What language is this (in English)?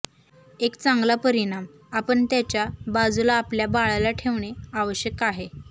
Marathi